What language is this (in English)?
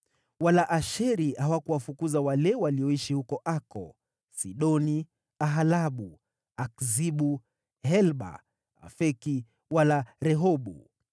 Swahili